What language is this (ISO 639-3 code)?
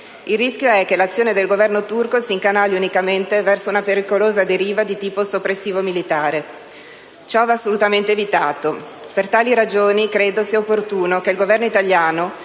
ita